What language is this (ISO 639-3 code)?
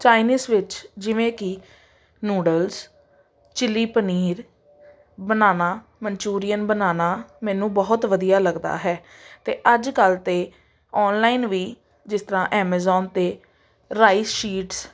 pan